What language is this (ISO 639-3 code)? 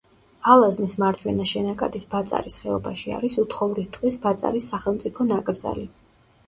kat